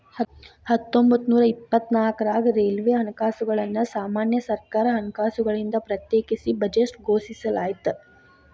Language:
Kannada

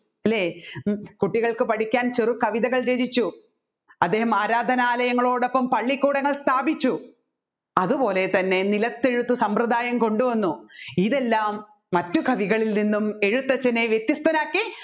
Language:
Malayalam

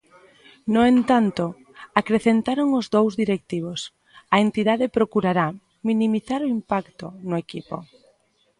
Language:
Galician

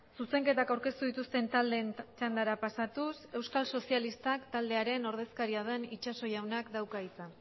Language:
Basque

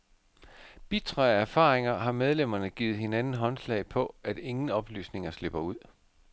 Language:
Danish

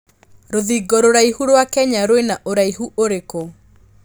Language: Kikuyu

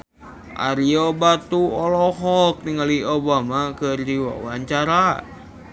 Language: Sundanese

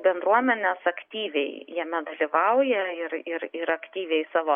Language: Lithuanian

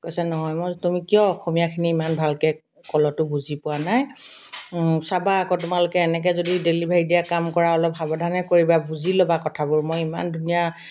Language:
Assamese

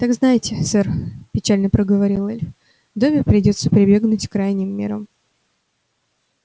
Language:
Russian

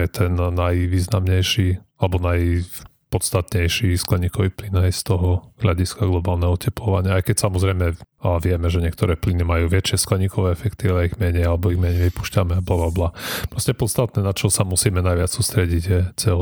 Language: Slovak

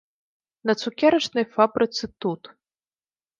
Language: Belarusian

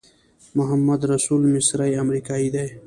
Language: Pashto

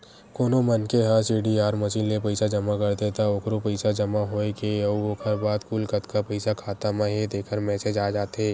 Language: Chhattisgarhi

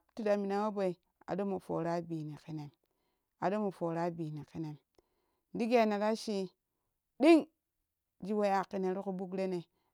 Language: Kushi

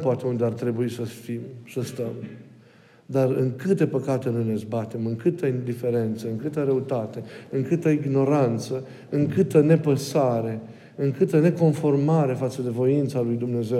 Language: Romanian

